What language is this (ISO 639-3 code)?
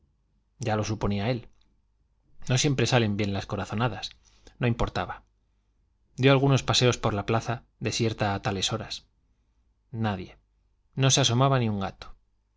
spa